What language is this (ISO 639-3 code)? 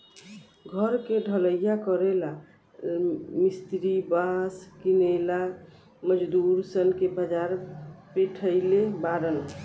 bho